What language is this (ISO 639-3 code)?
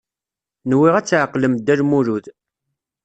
kab